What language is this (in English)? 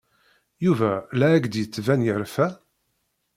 Kabyle